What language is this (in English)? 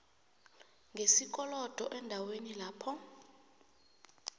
South Ndebele